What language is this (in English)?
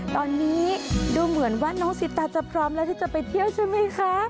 Thai